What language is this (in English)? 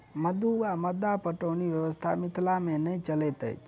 Maithili